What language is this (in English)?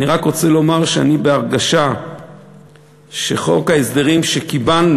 Hebrew